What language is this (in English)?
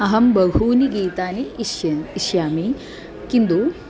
Sanskrit